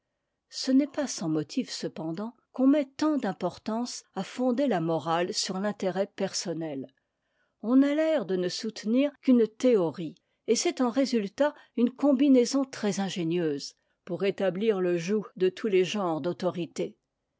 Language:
French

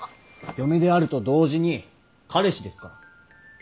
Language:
Japanese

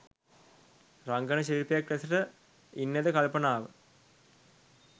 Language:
Sinhala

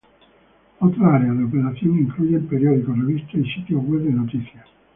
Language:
Spanish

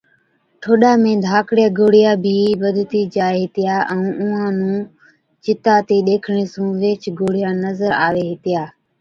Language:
Od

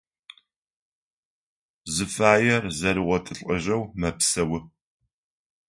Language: Adyghe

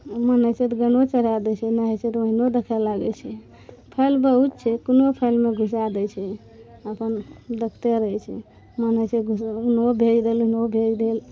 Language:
Maithili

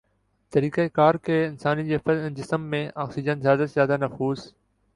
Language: Urdu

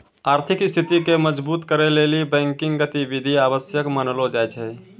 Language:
Maithili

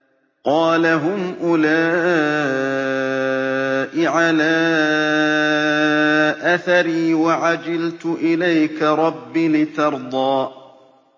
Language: Arabic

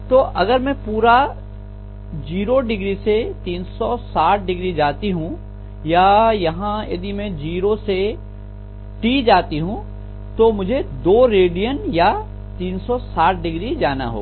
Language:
Hindi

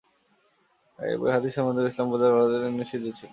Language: Bangla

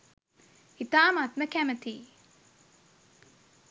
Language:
Sinhala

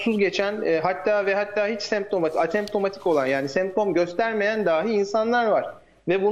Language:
Turkish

